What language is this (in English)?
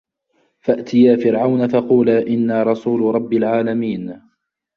Arabic